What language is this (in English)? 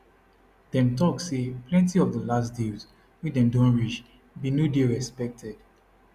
Nigerian Pidgin